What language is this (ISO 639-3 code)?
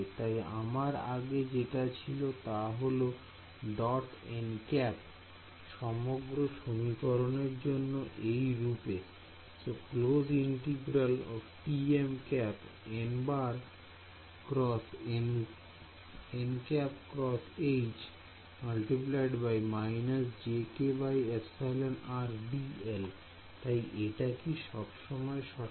ben